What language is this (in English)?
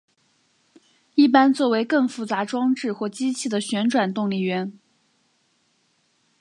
Chinese